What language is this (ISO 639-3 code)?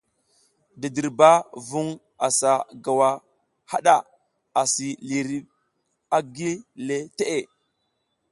giz